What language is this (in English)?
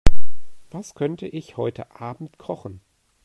German